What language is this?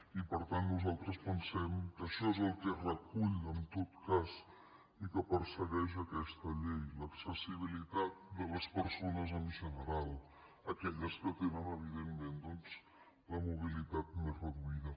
Catalan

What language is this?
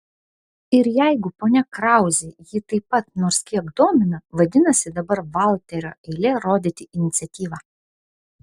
Lithuanian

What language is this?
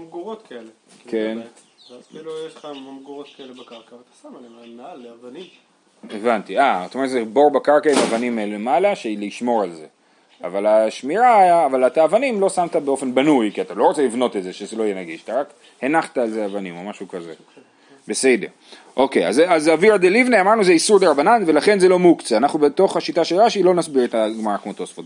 Hebrew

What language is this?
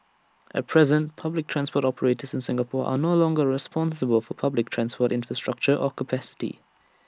English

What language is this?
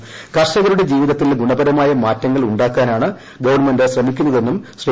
Malayalam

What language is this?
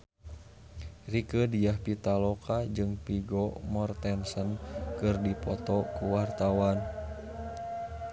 Sundanese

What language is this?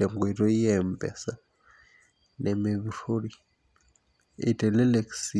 Masai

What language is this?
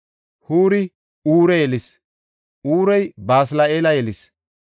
Gofa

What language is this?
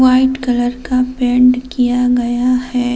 Hindi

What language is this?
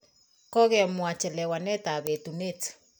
Kalenjin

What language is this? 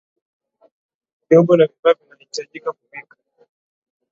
Swahili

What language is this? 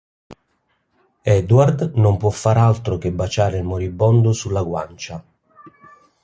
Italian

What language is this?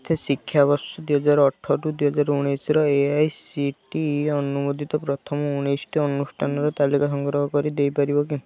Odia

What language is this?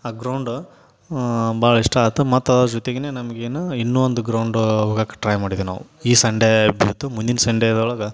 Kannada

